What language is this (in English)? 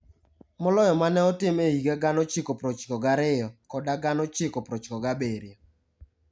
Luo (Kenya and Tanzania)